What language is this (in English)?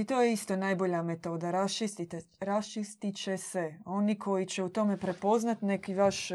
Croatian